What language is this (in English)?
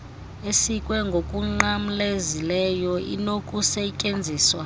Xhosa